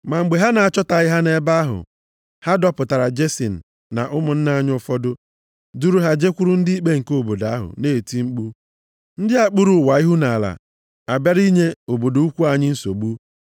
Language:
Igbo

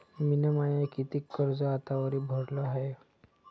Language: Marathi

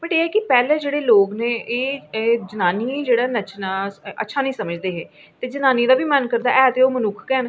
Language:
Dogri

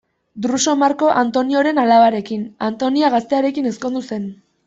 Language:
Basque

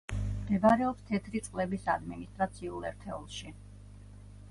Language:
Georgian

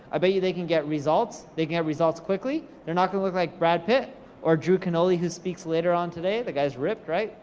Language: English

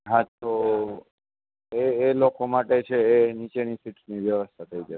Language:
Gujarati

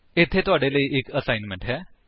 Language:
Punjabi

